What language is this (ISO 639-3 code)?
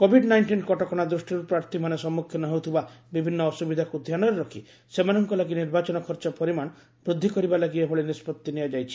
ori